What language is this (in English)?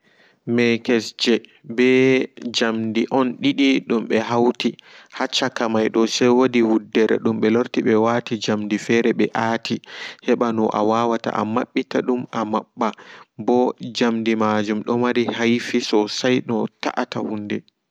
Fula